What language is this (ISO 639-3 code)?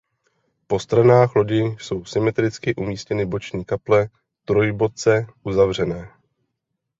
ces